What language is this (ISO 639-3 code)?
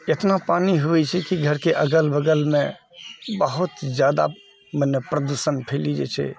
mai